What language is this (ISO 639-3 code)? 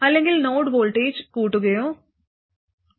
mal